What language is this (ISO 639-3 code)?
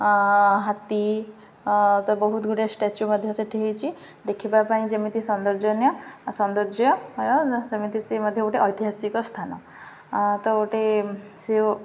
ori